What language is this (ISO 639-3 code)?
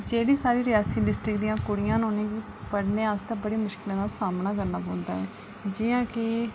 doi